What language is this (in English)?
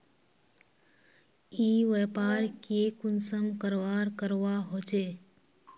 Magahi